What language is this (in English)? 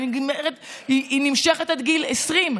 Hebrew